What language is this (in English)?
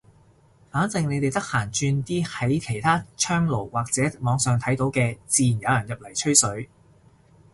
Cantonese